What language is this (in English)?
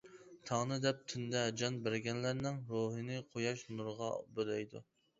Uyghur